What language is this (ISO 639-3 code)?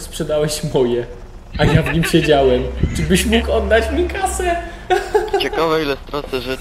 pol